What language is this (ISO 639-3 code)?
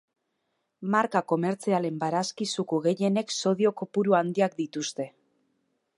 eus